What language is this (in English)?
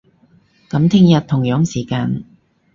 Cantonese